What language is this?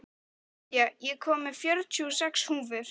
Icelandic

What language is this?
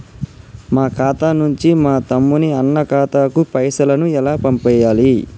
Telugu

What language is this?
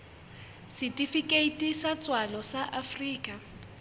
Southern Sotho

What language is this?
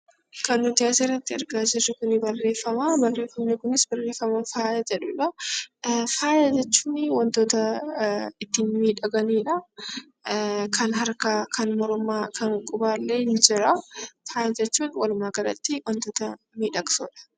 Oromo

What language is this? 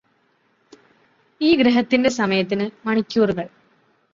Malayalam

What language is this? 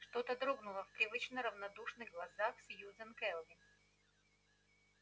Russian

